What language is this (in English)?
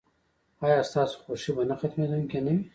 Pashto